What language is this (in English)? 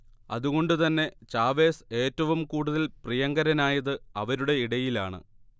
Malayalam